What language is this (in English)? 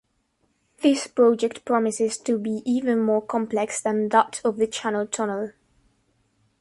English